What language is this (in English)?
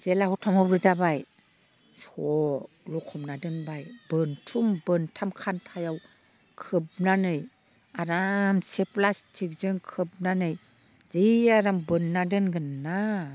Bodo